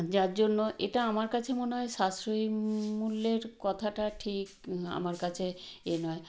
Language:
Bangla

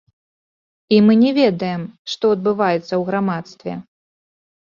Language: Belarusian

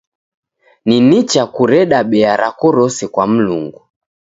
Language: Taita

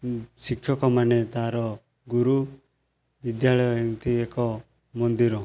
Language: Odia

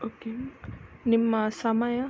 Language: Kannada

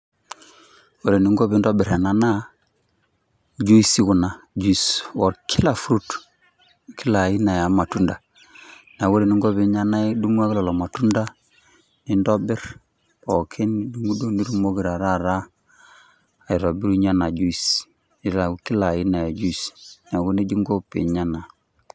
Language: Masai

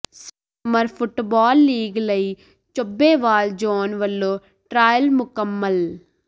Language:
Punjabi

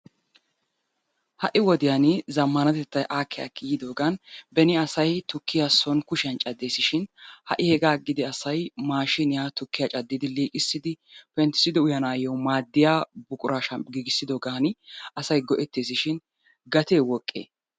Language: Wolaytta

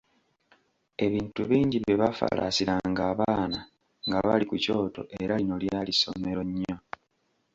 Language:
Ganda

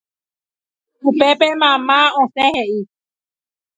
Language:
Guarani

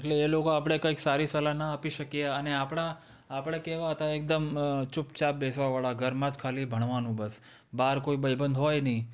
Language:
Gujarati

